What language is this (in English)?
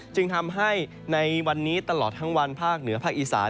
Thai